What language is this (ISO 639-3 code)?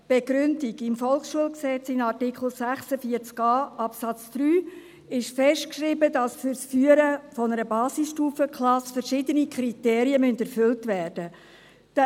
gsw